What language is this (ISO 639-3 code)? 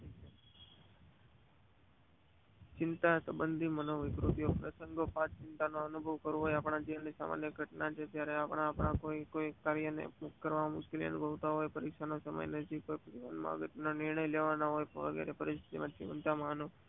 guj